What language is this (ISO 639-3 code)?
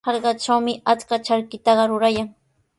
qws